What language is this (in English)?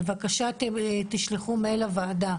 Hebrew